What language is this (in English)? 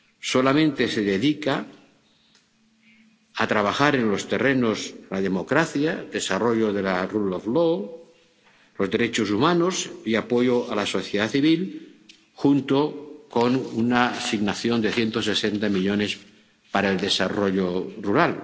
Spanish